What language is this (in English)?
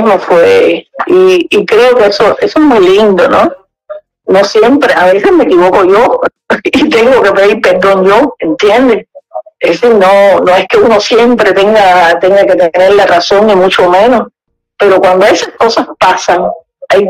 Spanish